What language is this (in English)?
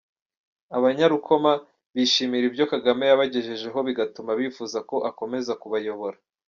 Kinyarwanda